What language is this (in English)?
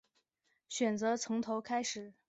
Chinese